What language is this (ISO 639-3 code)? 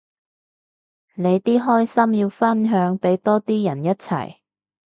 yue